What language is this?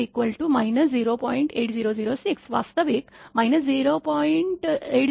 Marathi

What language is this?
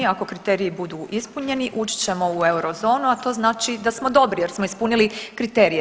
Croatian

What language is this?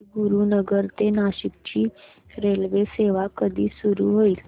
Marathi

